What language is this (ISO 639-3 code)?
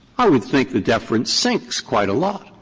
eng